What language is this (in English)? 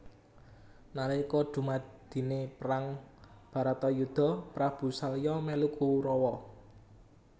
Javanese